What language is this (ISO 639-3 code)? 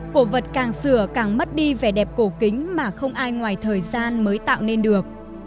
vie